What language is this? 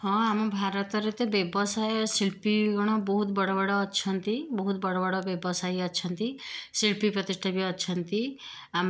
Odia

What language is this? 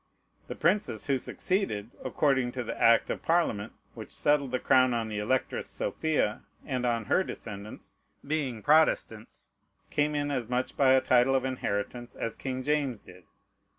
English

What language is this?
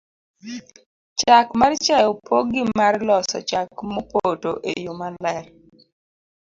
Luo (Kenya and Tanzania)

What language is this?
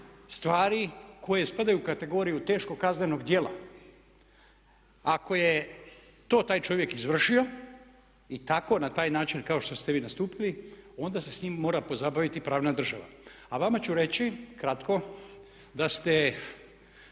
Croatian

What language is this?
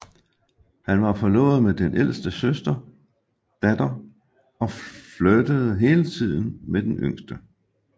Danish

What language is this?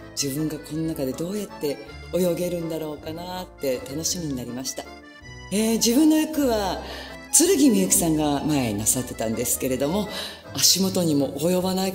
Japanese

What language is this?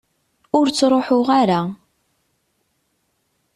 Kabyle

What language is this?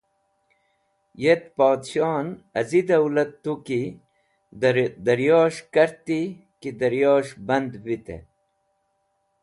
Wakhi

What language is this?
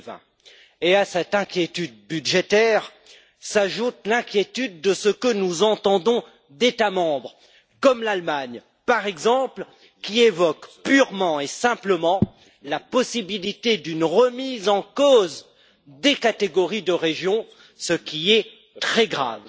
French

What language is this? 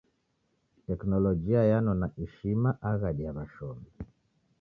Taita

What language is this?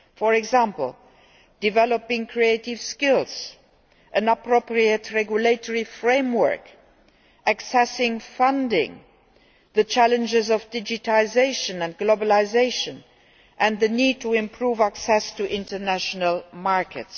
English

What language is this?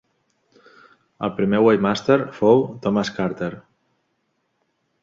Catalan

